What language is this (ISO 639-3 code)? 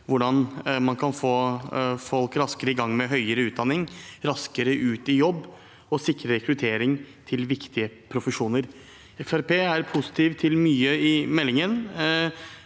nor